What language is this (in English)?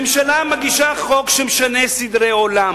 Hebrew